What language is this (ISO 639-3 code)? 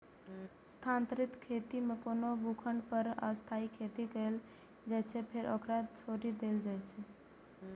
mai